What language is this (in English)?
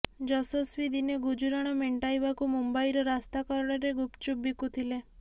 Odia